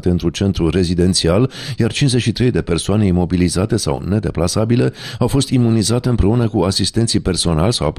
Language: Romanian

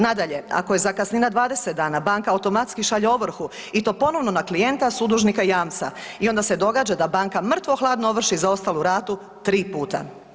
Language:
Croatian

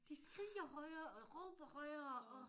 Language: Danish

